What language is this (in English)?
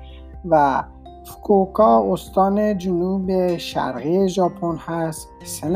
Persian